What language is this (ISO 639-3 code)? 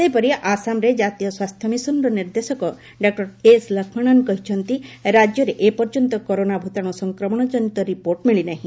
ori